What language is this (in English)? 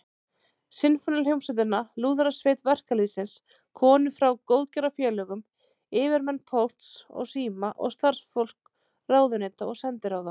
Icelandic